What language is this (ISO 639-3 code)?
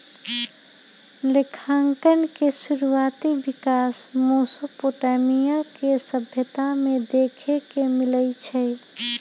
mag